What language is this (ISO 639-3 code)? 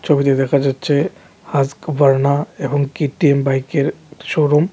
ben